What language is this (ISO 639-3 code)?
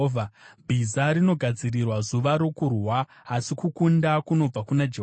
sna